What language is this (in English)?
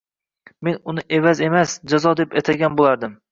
Uzbek